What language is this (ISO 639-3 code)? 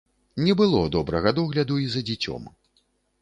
bel